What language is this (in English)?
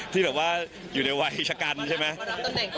Thai